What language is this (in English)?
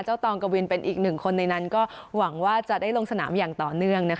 Thai